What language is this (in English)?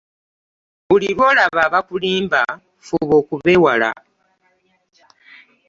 Ganda